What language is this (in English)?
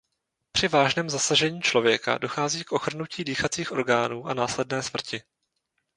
Czech